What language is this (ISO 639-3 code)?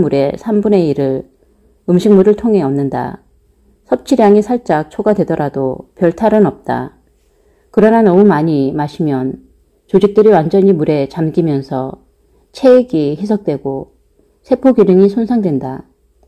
kor